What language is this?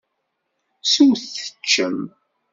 Kabyle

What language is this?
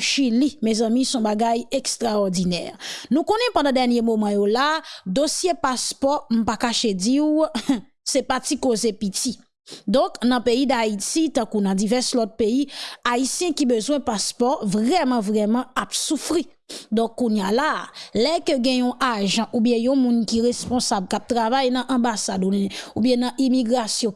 French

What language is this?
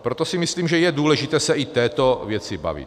Czech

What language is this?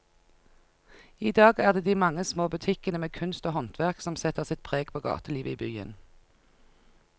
Norwegian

